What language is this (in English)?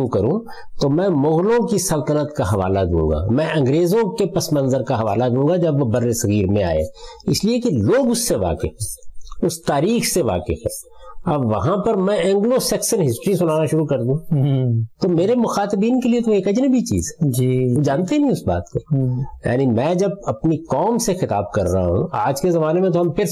Urdu